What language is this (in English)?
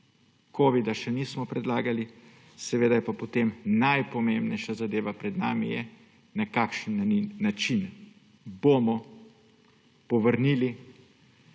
Slovenian